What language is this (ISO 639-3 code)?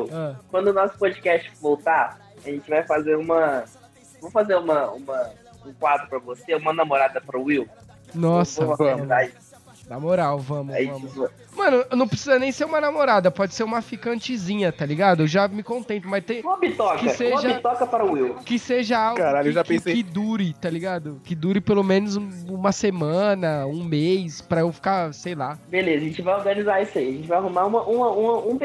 por